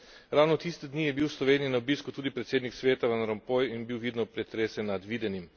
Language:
Slovenian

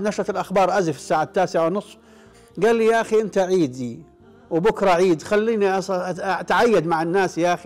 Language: Arabic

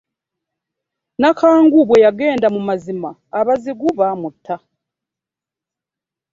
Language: Ganda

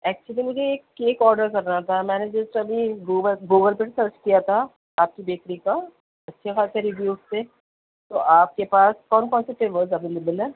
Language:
Urdu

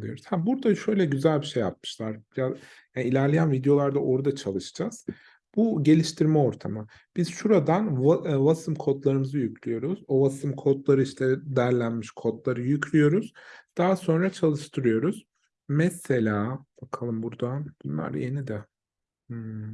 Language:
Turkish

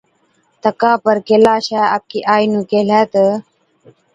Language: Od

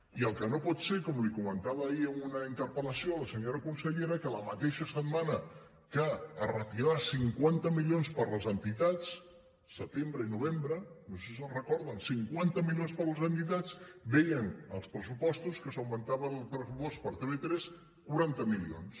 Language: Catalan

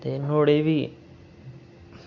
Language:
Dogri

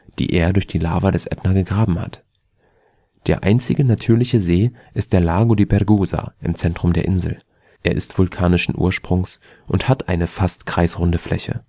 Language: German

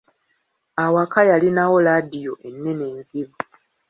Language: Ganda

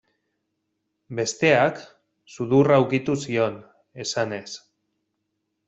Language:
Basque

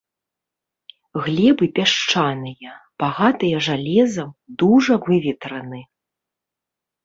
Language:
Belarusian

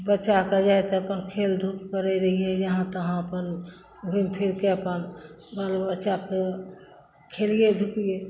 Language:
Maithili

